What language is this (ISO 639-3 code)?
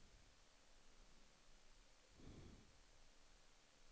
swe